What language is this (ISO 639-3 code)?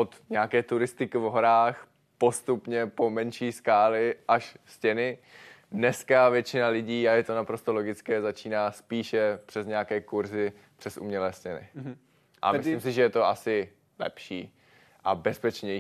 ces